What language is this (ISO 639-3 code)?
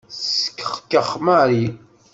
kab